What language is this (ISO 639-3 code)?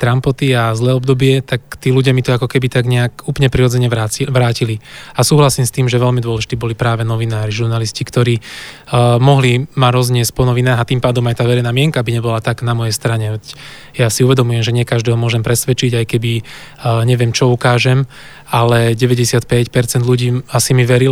slk